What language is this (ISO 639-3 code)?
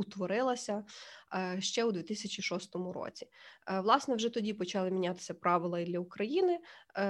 ukr